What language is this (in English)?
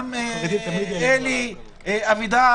Hebrew